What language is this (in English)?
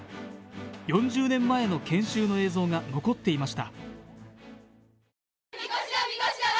Japanese